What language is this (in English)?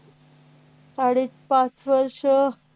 Marathi